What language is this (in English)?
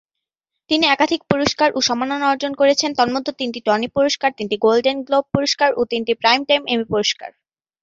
Bangla